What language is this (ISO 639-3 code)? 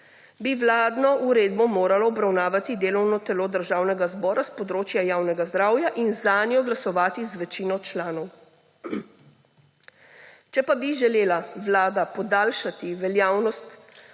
slv